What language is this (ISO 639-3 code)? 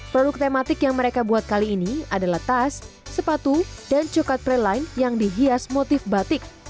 ind